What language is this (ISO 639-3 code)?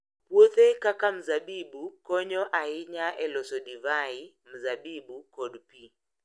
luo